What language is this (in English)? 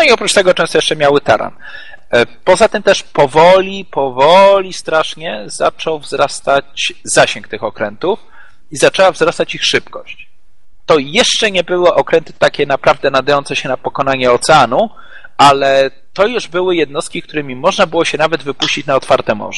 Polish